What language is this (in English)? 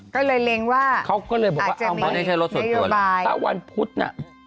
Thai